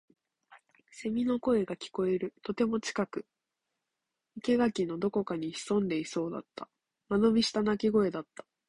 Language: Japanese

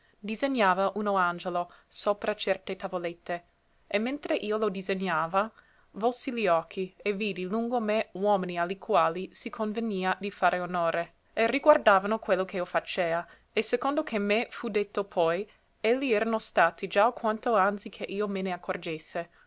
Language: Italian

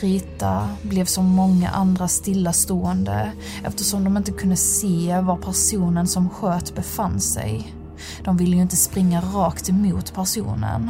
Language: Swedish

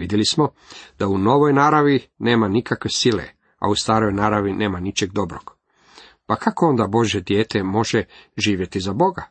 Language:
Croatian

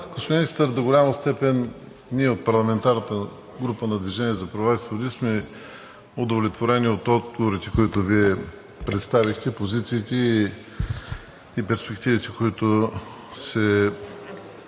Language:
Bulgarian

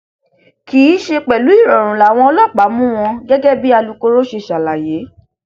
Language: Yoruba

